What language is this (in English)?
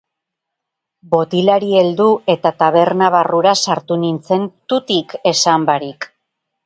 Basque